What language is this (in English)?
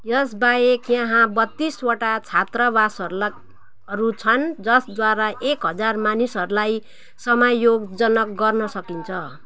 Nepali